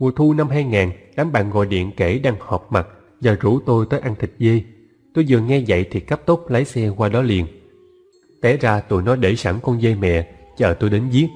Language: Vietnamese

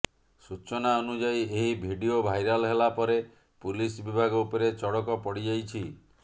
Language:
Odia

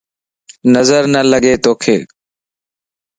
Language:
Lasi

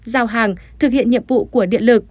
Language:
Vietnamese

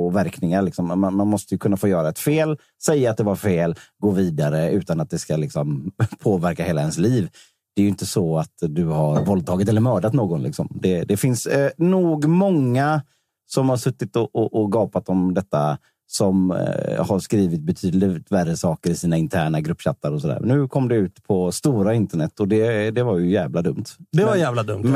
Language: Swedish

